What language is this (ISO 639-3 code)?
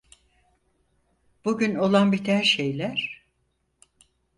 tur